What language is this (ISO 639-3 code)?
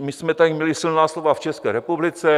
ces